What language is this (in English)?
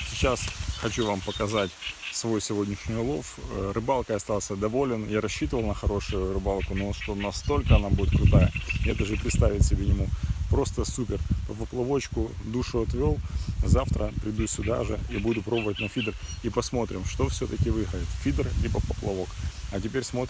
Russian